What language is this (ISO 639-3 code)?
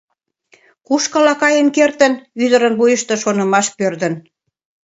chm